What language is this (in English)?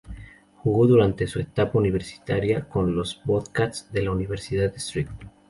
Spanish